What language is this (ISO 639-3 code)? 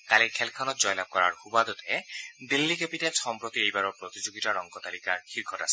asm